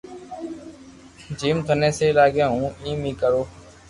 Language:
Loarki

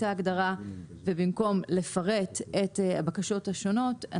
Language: Hebrew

